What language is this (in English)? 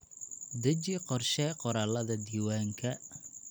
Somali